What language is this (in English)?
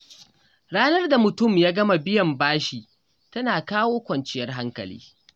Hausa